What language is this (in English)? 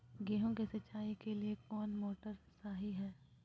Magahi